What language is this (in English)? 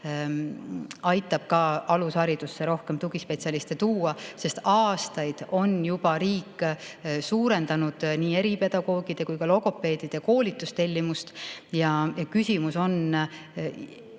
Estonian